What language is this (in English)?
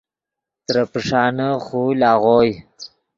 Yidgha